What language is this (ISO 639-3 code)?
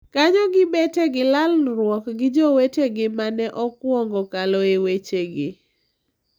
luo